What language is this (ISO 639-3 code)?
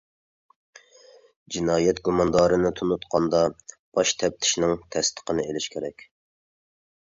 uig